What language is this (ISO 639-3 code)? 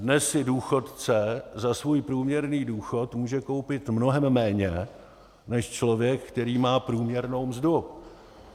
ces